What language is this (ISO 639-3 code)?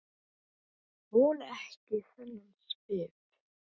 isl